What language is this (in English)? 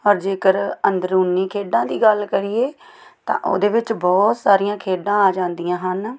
Punjabi